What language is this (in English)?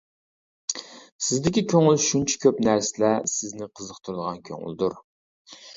Uyghur